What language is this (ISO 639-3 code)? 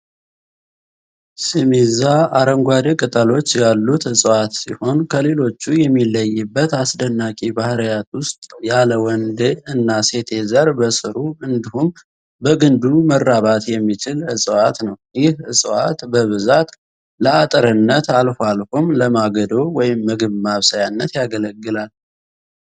amh